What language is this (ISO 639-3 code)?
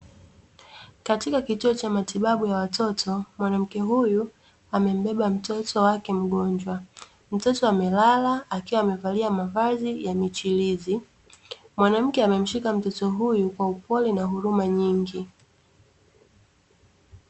swa